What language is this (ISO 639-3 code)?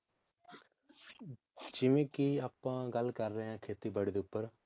pan